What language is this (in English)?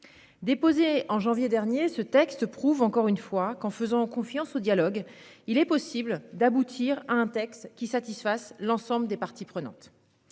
French